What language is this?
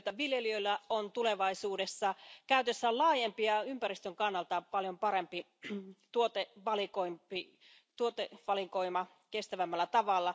Finnish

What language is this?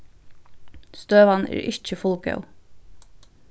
Faroese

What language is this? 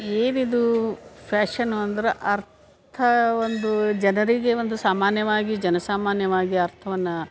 Kannada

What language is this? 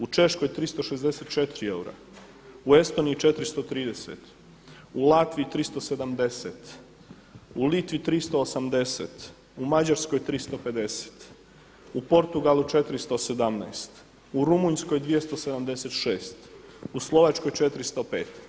Croatian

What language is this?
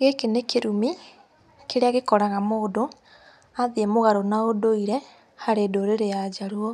Kikuyu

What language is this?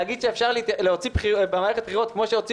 Hebrew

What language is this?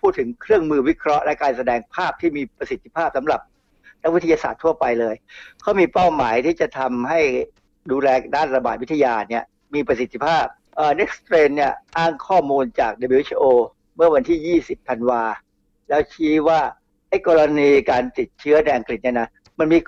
Thai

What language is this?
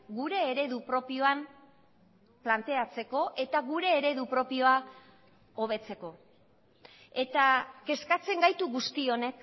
Basque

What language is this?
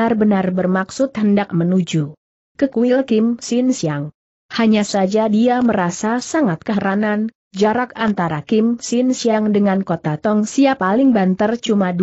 Indonesian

